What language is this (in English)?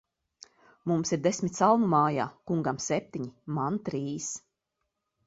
Latvian